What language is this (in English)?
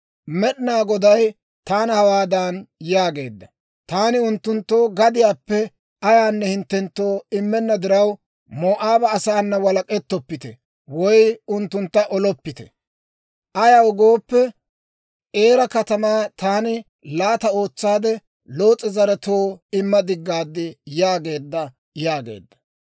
Dawro